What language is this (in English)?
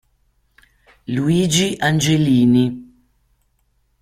Italian